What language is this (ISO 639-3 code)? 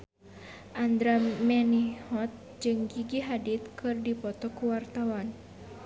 sun